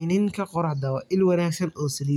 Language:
Somali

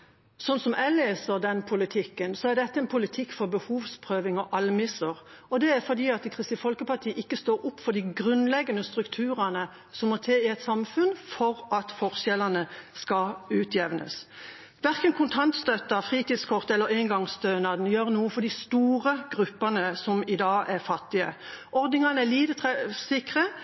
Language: Norwegian Bokmål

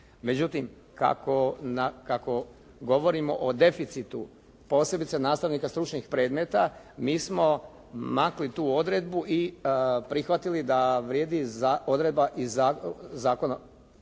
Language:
Croatian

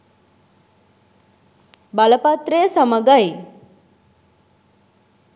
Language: Sinhala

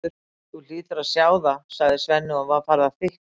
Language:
Icelandic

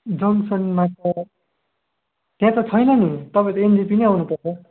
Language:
Nepali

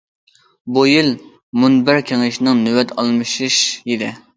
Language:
Uyghur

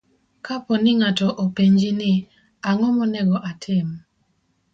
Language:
Luo (Kenya and Tanzania)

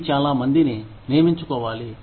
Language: Telugu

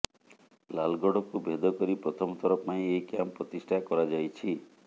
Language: Odia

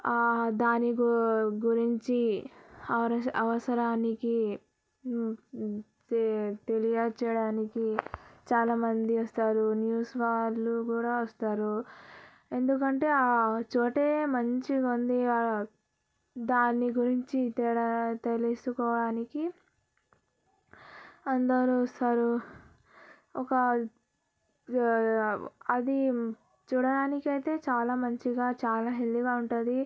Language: Telugu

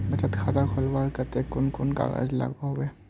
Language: Magahi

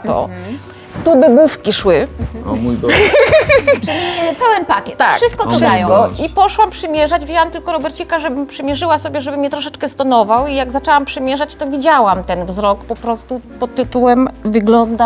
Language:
Polish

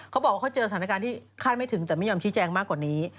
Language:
Thai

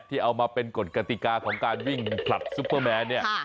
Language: Thai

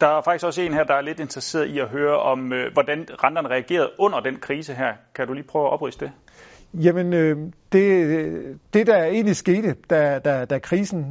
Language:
Danish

